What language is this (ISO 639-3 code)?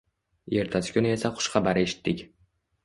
uzb